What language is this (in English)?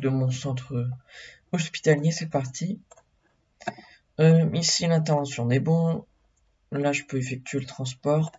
French